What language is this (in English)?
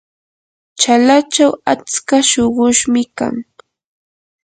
Yanahuanca Pasco Quechua